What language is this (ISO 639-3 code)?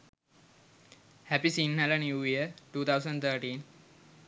sin